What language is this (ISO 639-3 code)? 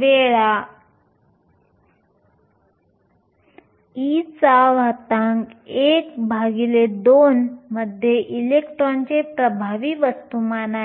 mar